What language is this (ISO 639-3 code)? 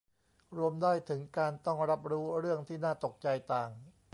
tha